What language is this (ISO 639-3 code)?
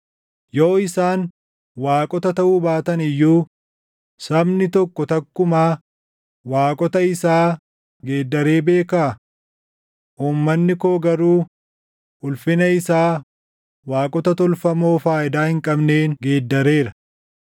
orm